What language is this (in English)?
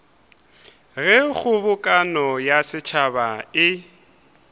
Northern Sotho